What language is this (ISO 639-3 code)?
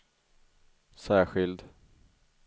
swe